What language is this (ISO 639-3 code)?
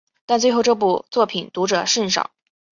zho